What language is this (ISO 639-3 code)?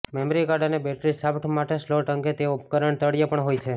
guj